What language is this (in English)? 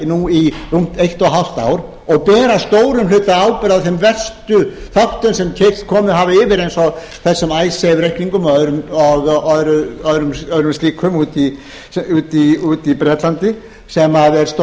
Icelandic